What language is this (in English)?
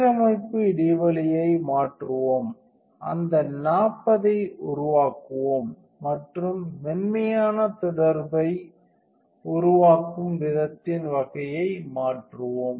Tamil